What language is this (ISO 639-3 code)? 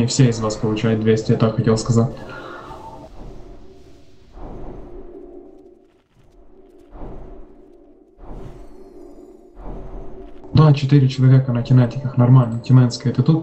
rus